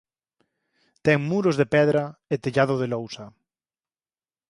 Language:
Galician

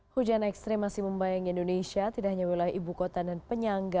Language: Indonesian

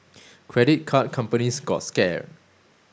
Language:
English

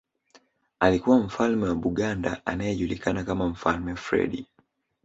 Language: Swahili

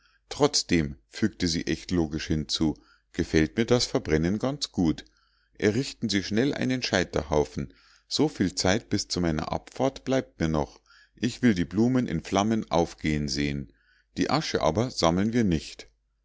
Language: German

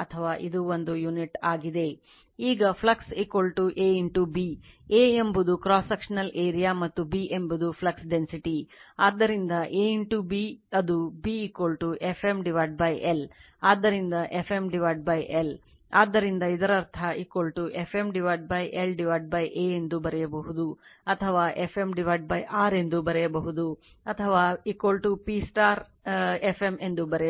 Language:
Kannada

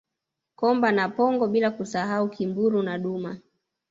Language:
Swahili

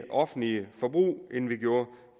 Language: Danish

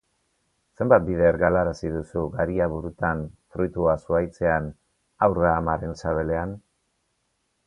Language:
Basque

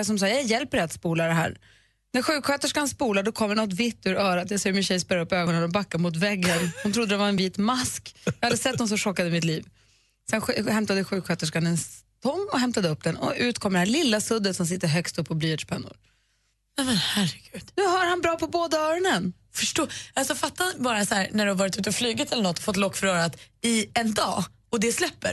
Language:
Swedish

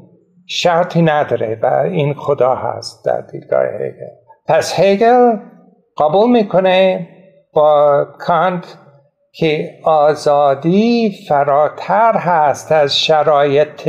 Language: Persian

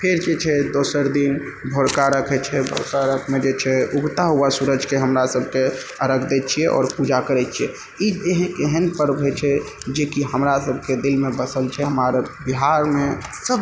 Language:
Maithili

